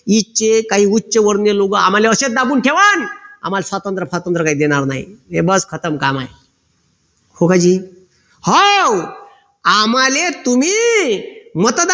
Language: Marathi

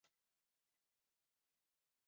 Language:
Chinese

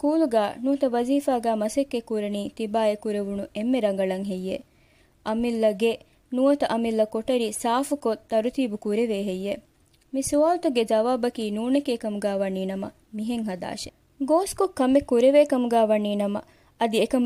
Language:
Malayalam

